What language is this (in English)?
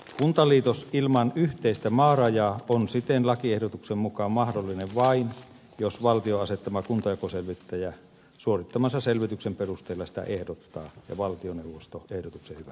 Finnish